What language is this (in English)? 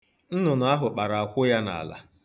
Igbo